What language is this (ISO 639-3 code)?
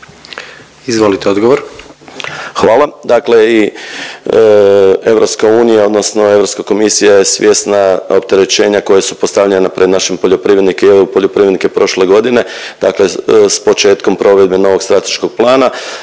hrv